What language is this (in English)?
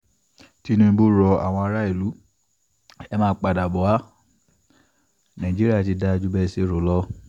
Yoruba